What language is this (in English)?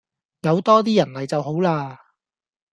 Cantonese